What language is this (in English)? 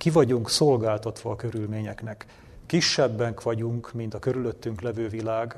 Hungarian